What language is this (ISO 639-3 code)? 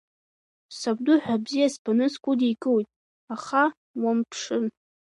abk